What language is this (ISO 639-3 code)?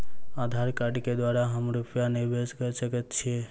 mai